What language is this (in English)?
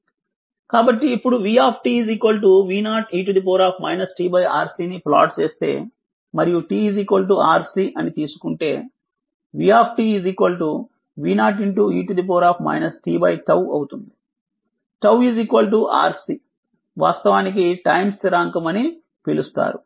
Telugu